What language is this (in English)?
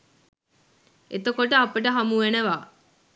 Sinhala